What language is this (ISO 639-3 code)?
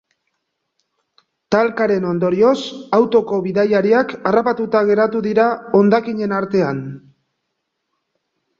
eus